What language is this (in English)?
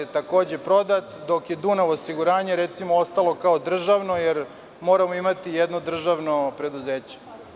Serbian